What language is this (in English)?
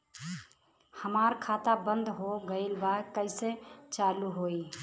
Bhojpuri